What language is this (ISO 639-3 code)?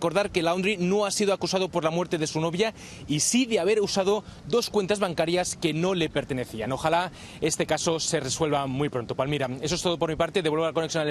spa